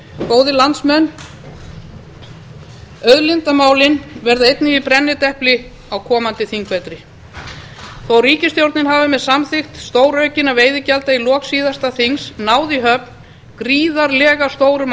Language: Icelandic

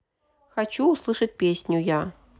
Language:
Russian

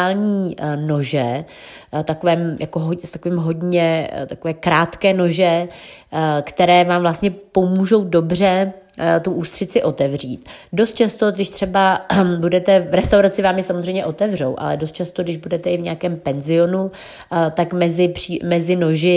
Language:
Czech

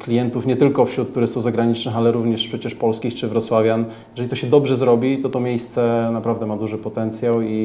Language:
Polish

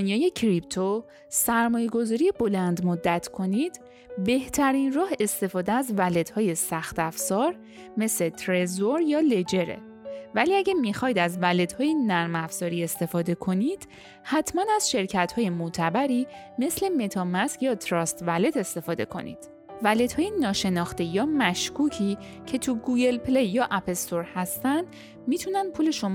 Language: Persian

